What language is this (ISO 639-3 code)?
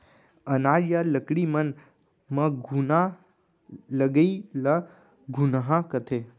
hne